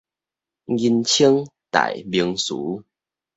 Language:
Min Nan Chinese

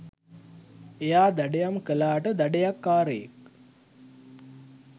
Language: Sinhala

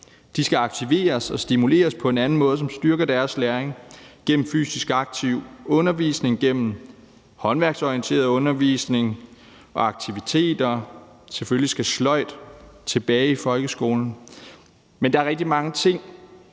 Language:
Danish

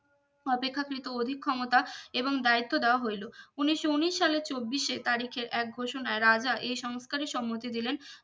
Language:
Bangla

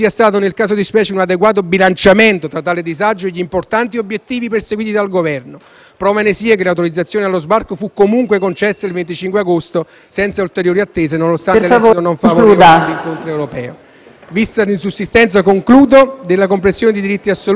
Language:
Italian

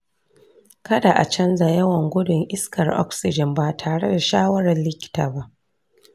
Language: Hausa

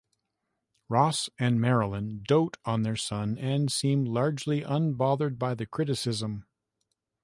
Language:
English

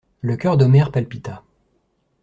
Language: French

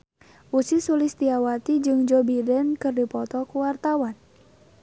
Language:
Sundanese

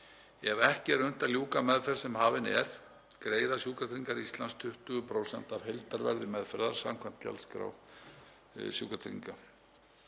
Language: Icelandic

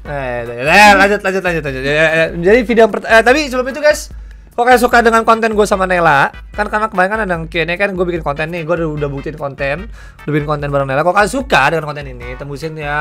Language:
Indonesian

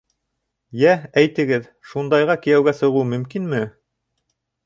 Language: Bashkir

